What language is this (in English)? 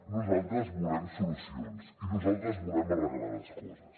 Catalan